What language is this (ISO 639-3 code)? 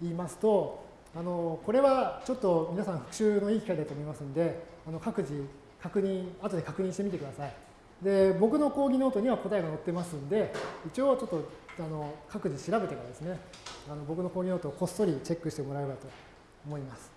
jpn